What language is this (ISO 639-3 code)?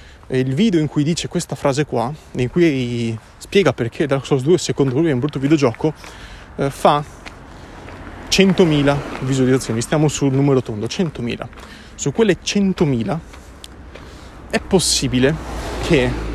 ita